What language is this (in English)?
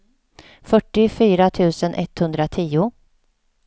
Swedish